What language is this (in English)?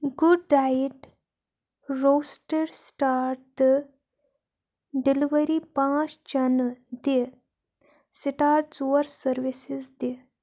Kashmiri